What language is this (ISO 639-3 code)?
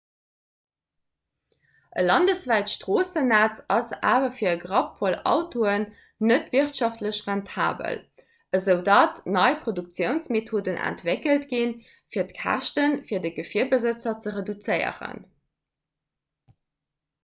ltz